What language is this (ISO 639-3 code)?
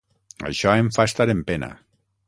cat